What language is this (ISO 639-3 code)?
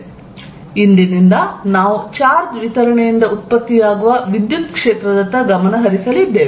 kan